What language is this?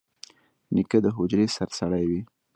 Pashto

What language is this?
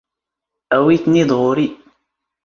Standard Moroccan Tamazight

